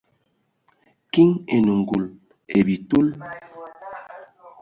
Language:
Ewondo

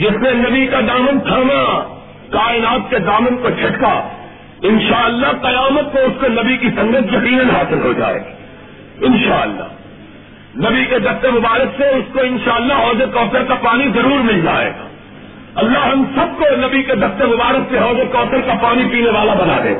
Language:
Urdu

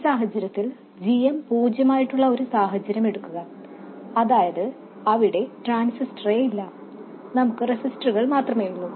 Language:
Malayalam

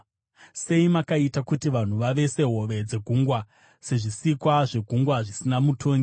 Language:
Shona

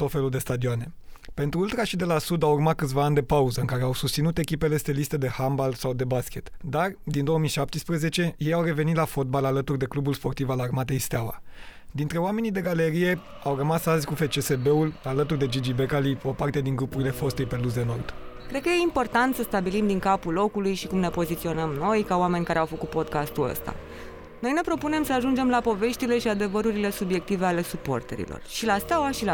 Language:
Romanian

